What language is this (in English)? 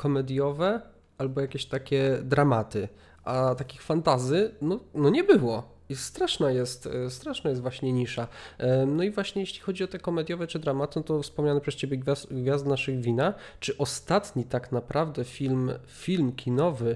Polish